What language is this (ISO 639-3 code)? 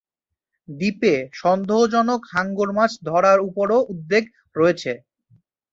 ben